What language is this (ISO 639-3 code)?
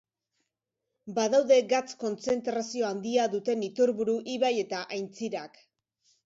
eus